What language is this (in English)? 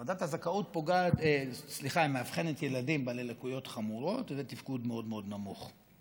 Hebrew